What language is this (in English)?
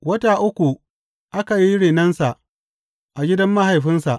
Hausa